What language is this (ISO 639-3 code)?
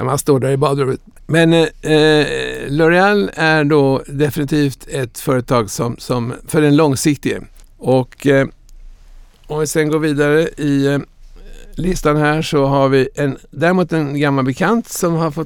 swe